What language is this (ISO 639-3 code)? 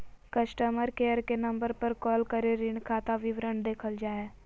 mag